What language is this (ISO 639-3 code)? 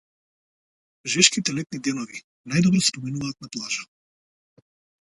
mkd